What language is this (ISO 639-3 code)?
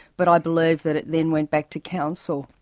eng